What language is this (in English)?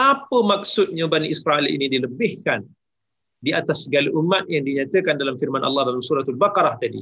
Malay